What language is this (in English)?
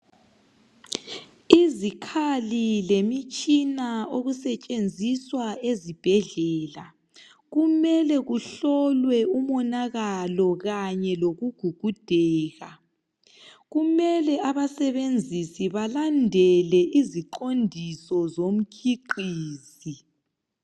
North Ndebele